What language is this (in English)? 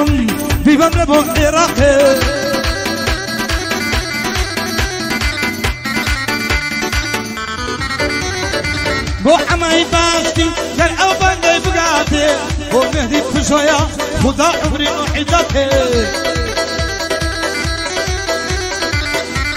Arabic